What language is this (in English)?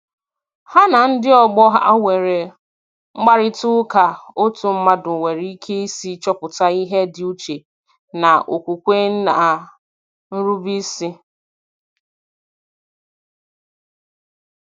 Igbo